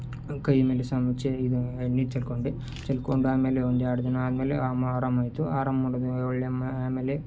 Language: Kannada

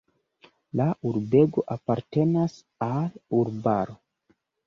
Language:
Esperanto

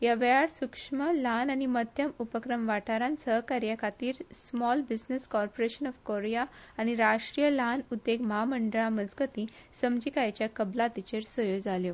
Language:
Konkani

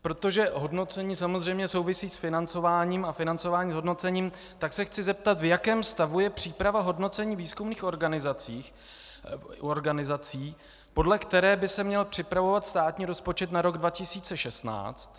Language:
Czech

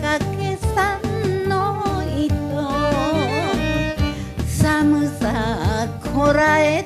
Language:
Korean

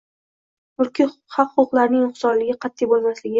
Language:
Uzbek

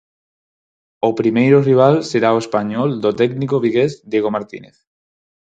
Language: Galician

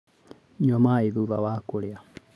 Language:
Kikuyu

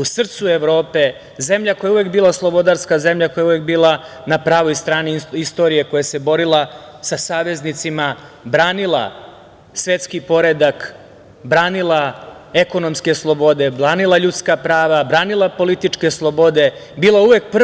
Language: Serbian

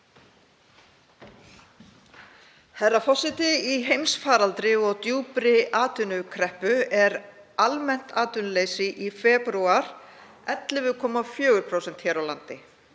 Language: Icelandic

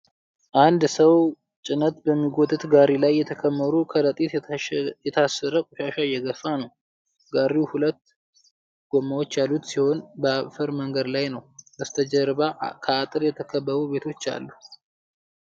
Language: Amharic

